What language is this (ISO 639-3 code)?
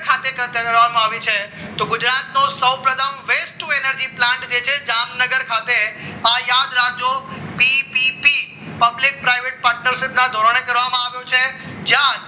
guj